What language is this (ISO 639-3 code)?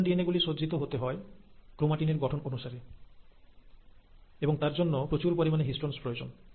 ben